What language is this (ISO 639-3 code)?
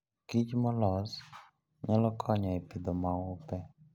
luo